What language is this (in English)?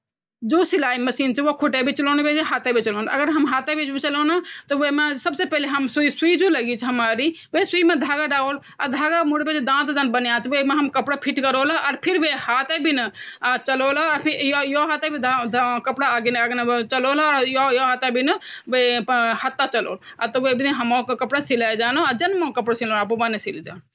Garhwali